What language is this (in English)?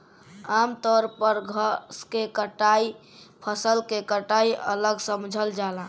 Bhojpuri